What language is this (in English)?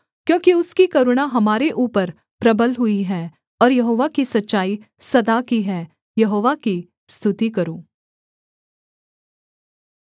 Hindi